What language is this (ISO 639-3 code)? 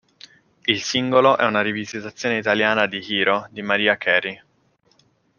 ita